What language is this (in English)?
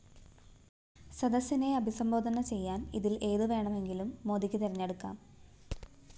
Malayalam